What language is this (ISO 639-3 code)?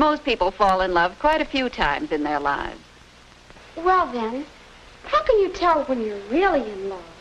ell